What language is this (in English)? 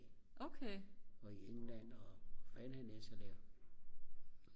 Danish